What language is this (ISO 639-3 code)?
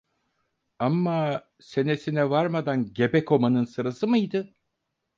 tur